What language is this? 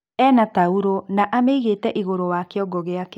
Kikuyu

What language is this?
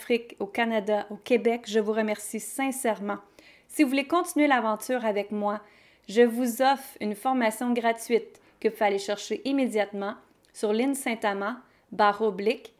French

